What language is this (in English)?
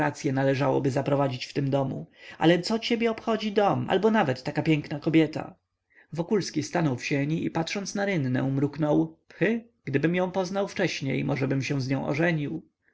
Polish